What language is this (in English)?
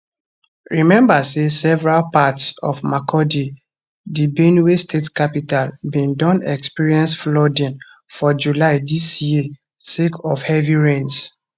Nigerian Pidgin